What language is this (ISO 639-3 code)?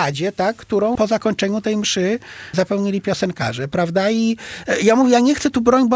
pol